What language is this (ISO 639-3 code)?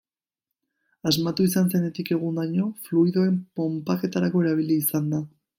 eus